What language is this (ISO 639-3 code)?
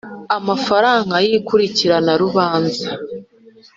kin